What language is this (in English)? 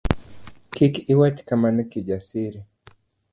Luo (Kenya and Tanzania)